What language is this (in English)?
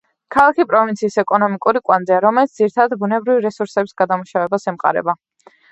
Georgian